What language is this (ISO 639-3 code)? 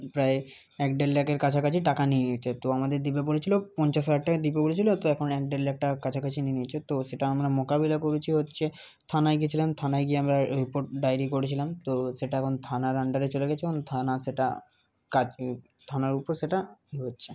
ben